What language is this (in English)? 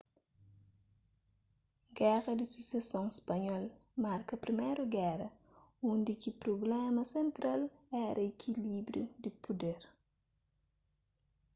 Kabuverdianu